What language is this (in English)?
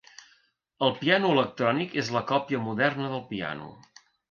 Catalan